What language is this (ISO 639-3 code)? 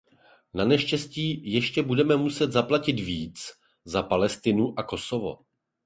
ces